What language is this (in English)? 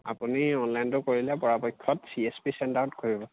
Assamese